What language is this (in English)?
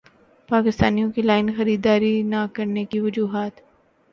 Urdu